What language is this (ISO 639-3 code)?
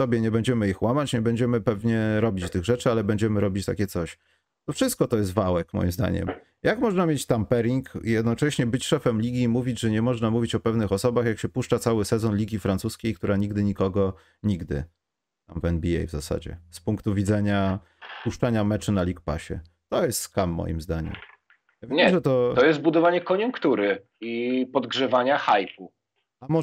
pol